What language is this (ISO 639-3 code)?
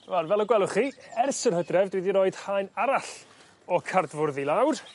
cym